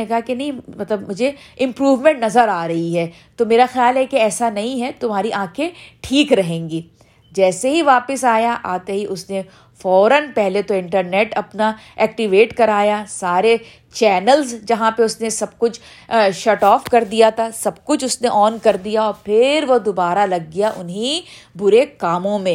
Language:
Urdu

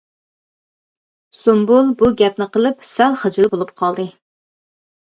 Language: Uyghur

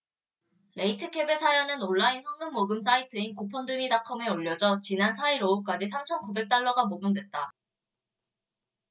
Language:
Korean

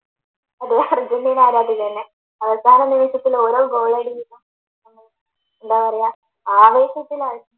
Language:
Malayalam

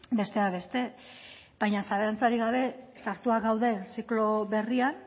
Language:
Basque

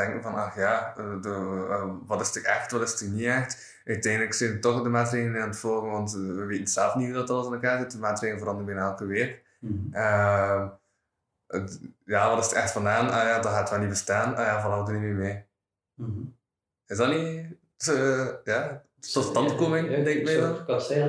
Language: Dutch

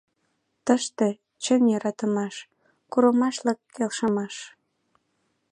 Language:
Mari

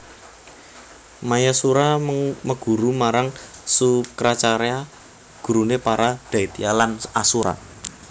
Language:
Javanese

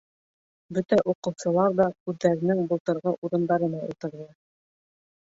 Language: Bashkir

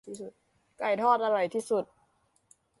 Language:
Thai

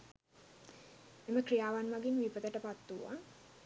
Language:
Sinhala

